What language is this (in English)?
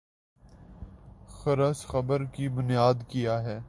Urdu